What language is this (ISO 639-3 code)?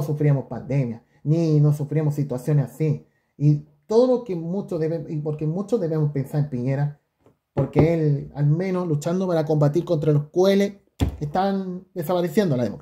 spa